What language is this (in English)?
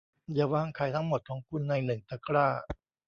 Thai